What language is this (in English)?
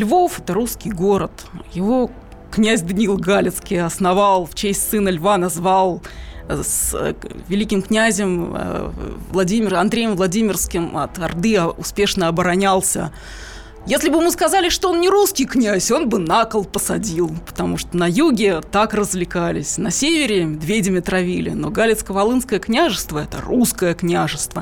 Russian